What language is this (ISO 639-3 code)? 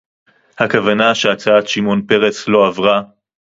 heb